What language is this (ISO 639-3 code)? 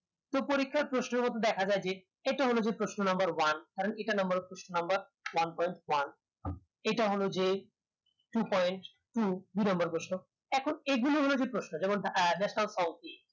ben